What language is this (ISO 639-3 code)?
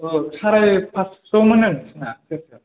brx